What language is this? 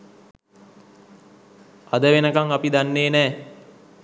Sinhala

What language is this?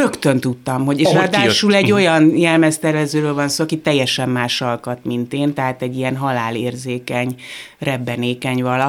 Hungarian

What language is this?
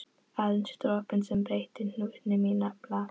Icelandic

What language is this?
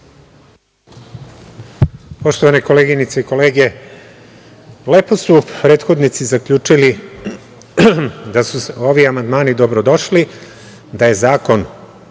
Serbian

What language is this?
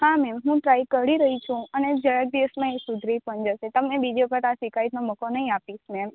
Gujarati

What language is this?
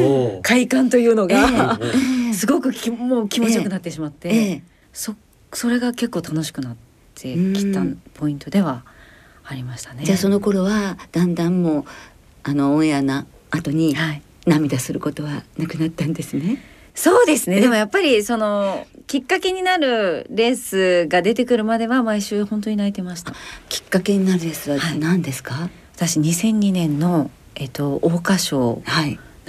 Japanese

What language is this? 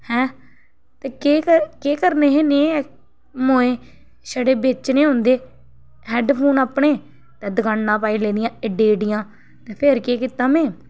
Dogri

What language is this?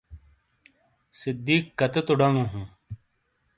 Shina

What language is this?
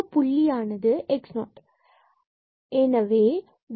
Tamil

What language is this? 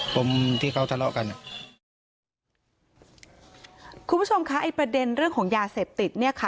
Thai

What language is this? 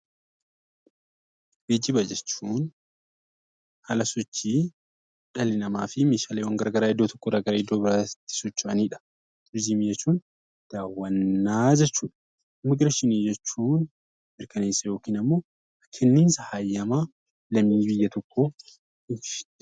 Oromo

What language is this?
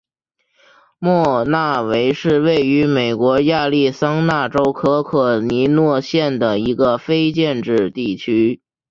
Chinese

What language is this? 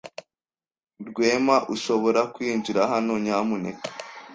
Kinyarwanda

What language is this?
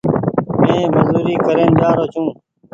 Goaria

